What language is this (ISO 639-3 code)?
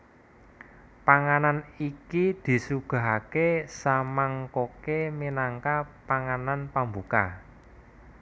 jav